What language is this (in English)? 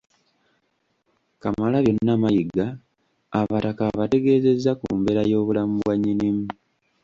Ganda